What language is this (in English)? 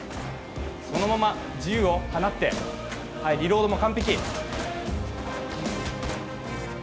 Japanese